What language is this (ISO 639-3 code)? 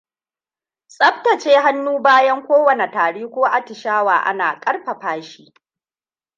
hau